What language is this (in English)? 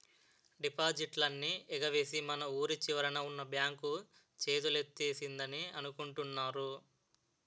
Telugu